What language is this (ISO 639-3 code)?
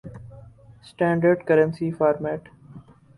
urd